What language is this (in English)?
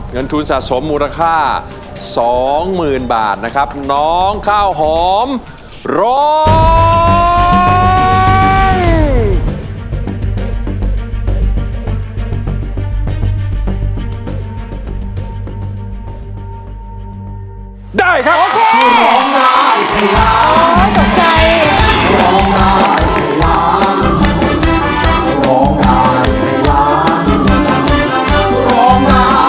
Thai